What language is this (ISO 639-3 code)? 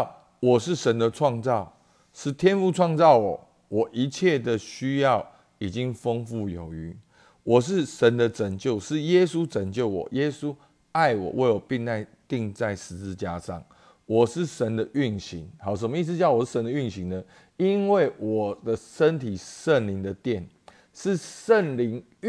zho